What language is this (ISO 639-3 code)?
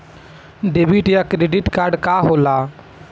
bho